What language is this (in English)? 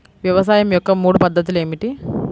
Telugu